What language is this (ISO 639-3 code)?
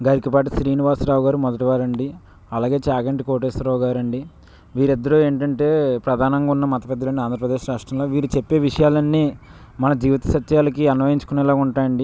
tel